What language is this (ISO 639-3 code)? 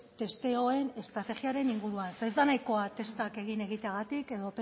eus